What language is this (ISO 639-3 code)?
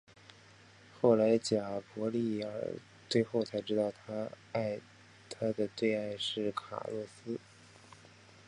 zho